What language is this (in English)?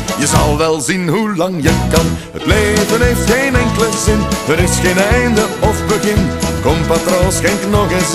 Dutch